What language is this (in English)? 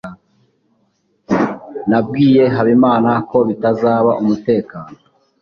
Kinyarwanda